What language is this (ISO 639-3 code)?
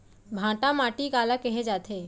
hne